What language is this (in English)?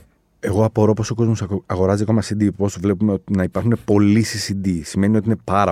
Greek